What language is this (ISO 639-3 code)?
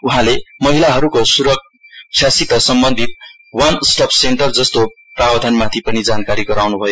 nep